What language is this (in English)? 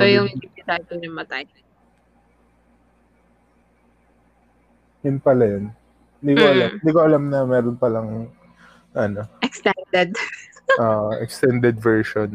Filipino